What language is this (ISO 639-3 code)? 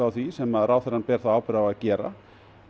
isl